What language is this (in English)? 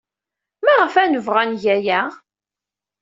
Kabyle